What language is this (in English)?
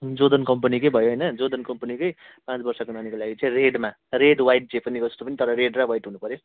Nepali